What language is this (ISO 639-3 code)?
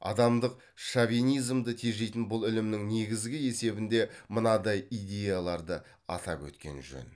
kaz